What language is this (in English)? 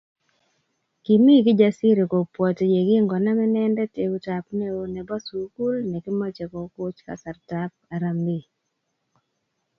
Kalenjin